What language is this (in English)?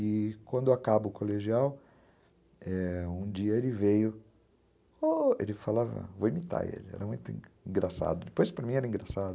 Portuguese